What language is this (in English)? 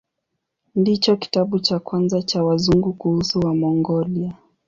Swahili